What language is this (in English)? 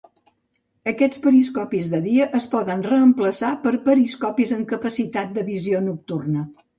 Catalan